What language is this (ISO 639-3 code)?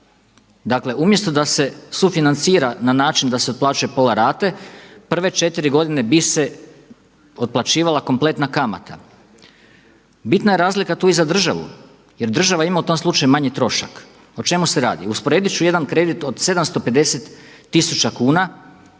hrv